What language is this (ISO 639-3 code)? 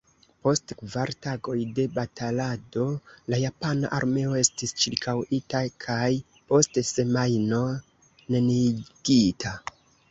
epo